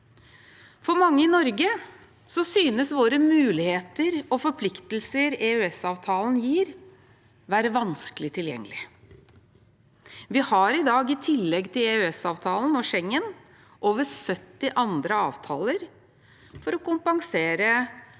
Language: Norwegian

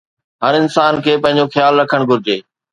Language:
Sindhi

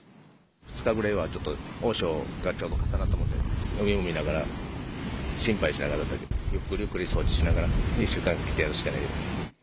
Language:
Japanese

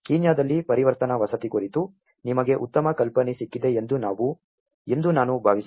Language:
Kannada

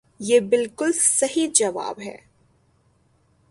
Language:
Urdu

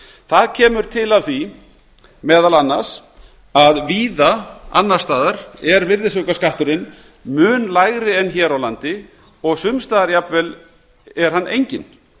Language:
Icelandic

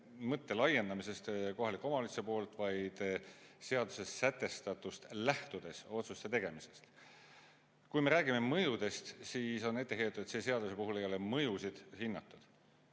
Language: Estonian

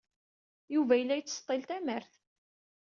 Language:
Kabyle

